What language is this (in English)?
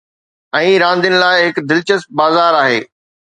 Sindhi